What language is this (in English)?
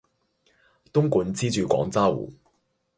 Cantonese